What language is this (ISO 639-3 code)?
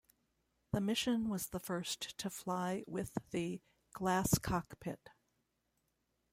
eng